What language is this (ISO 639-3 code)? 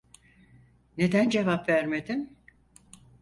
tur